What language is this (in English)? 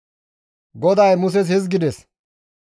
Gamo